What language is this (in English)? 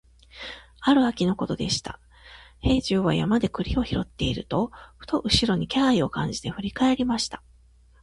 Japanese